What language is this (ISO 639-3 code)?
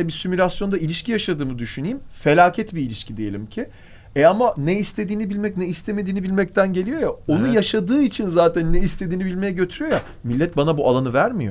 tur